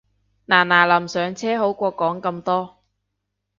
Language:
Cantonese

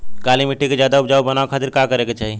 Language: Bhojpuri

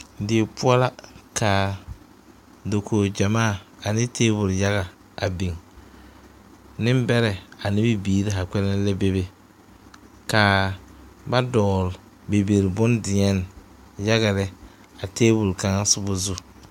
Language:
Southern Dagaare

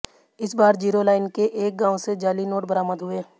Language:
Hindi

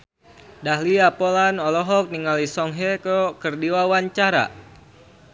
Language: Sundanese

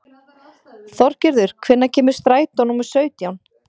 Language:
Icelandic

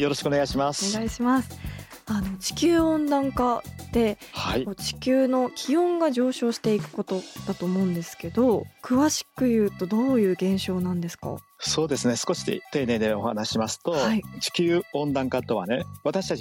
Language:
Japanese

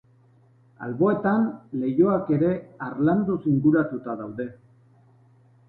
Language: Basque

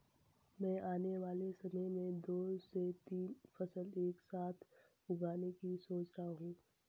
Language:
Hindi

